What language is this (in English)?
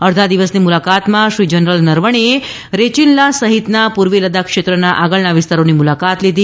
Gujarati